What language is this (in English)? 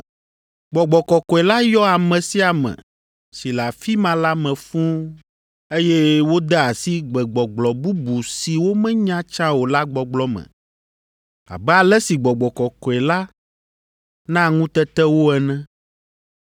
Ewe